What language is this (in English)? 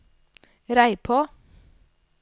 Norwegian